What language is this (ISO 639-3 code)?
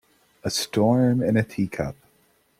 eng